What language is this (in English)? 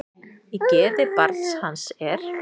Icelandic